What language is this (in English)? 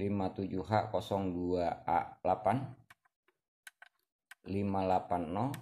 Indonesian